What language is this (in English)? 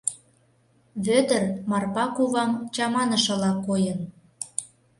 Mari